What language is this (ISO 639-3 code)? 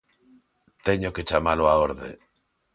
glg